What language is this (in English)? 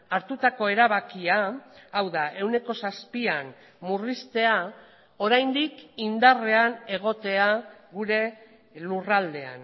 Basque